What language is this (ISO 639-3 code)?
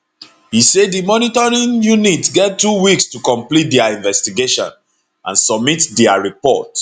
pcm